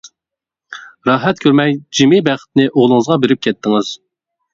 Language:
Uyghur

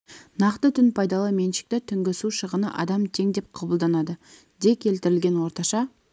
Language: Kazakh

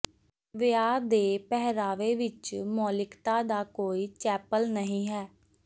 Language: Punjabi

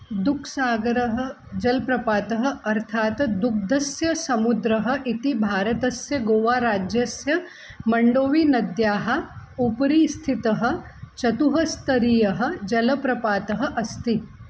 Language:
Sanskrit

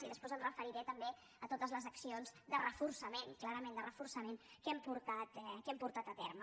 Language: Catalan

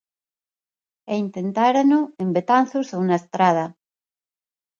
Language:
Galician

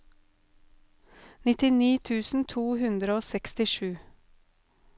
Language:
Norwegian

